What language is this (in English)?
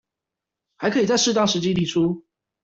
Chinese